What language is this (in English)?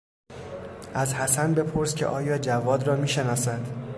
Persian